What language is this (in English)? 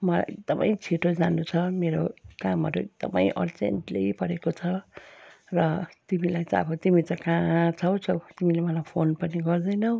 Nepali